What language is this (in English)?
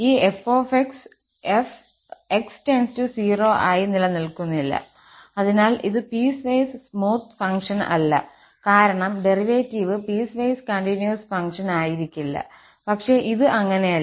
Malayalam